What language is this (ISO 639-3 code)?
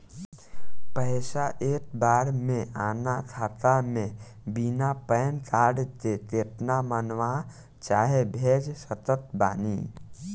bho